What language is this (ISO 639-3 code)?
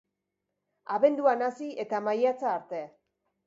eus